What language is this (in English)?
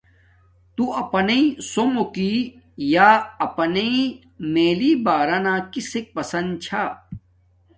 Domaaki